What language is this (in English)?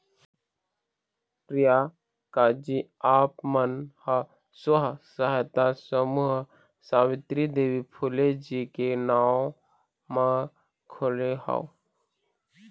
Chhattisgarhi